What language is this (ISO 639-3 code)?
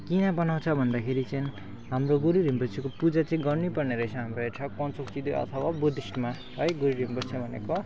nep